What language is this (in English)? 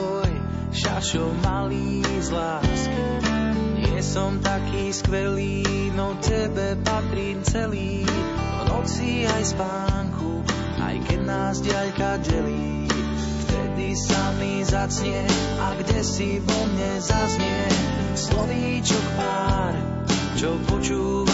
Slovak